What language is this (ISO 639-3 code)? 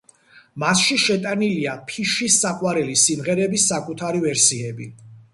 kat